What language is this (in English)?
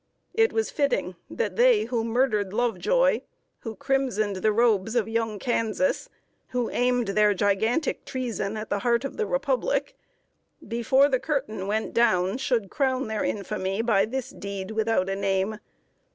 English